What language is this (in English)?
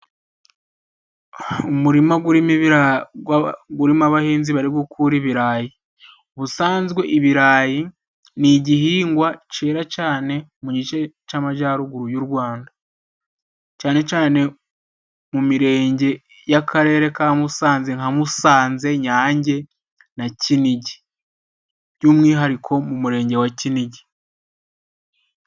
Kinyarwanda